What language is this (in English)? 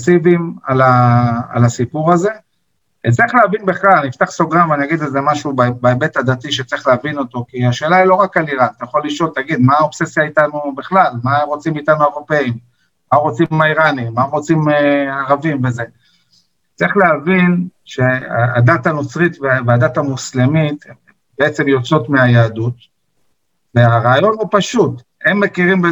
Hebrew